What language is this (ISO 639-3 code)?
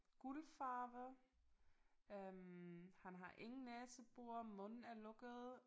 dan